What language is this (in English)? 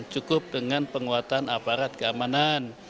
Indonesian